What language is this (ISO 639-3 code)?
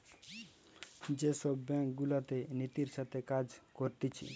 ben